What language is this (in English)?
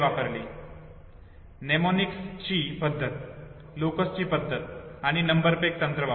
Marathi